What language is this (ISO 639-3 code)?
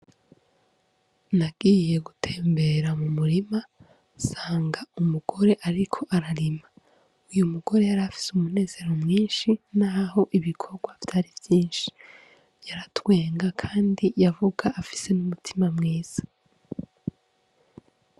run